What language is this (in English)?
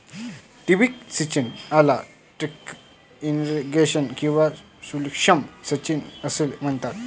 Marathi